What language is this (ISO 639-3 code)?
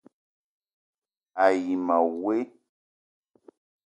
eto